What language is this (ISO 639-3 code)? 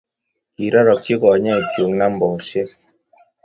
kln